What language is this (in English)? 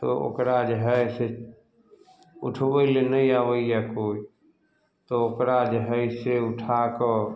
Maithili